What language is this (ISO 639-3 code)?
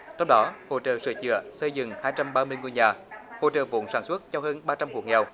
vie